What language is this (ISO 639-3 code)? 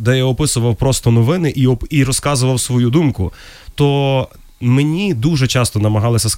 ukr